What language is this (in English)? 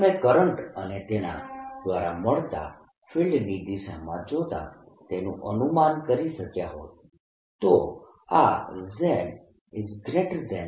Gujarati